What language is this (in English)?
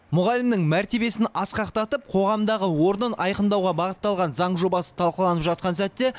Kazakh